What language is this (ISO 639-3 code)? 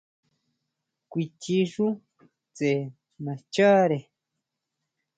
mau